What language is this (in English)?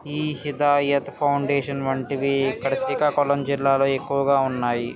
Telugu